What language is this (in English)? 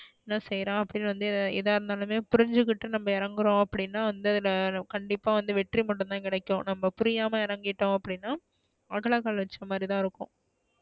Tamil